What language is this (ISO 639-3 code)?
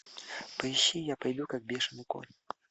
rus